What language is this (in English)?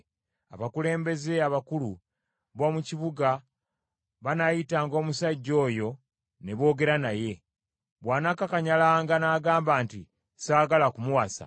Ganda